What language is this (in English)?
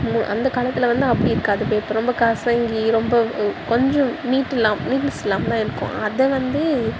Tamil